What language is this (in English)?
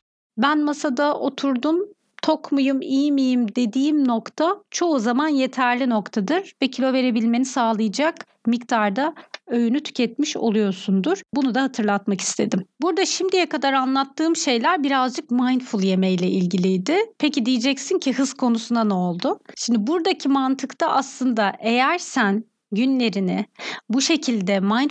Turkish